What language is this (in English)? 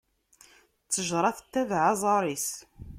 Kabyle